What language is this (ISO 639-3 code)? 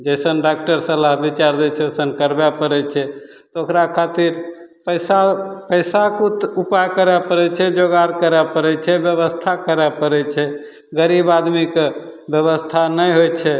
mai